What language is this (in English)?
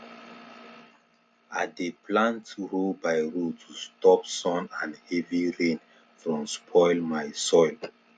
Nigerian Pidgin